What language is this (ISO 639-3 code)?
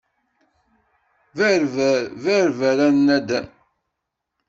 kab